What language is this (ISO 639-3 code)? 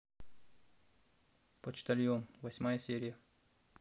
rus